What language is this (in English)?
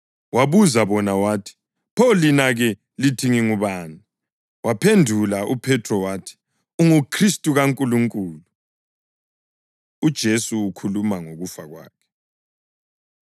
North Ndebele